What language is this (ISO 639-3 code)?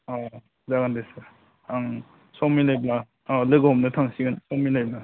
brx